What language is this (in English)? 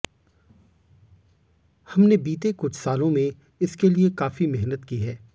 Hindi